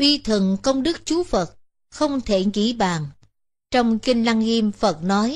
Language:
Vietnamese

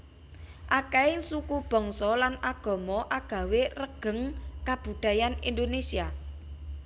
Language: Javanese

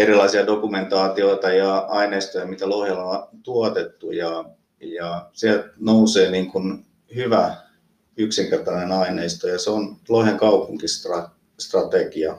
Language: Finnish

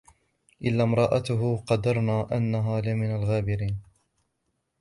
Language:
Arabic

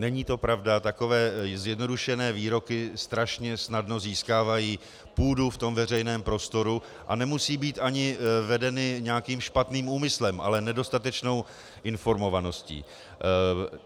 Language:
Czech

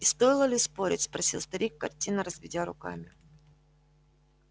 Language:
Russian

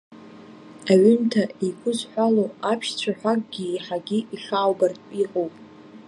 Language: Abkhazian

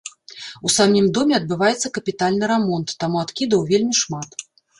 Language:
Belarusian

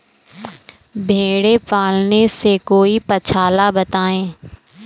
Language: Hindi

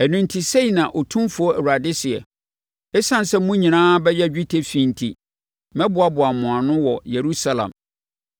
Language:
Akan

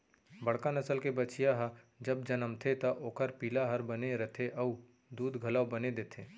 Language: Chhattisgarhi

